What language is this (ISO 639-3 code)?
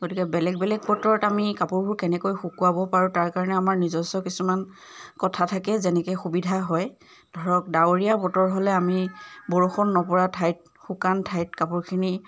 asm